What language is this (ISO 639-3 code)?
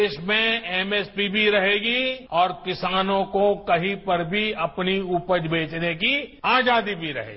hin